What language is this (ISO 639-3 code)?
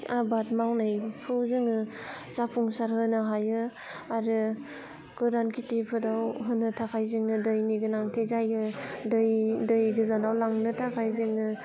brx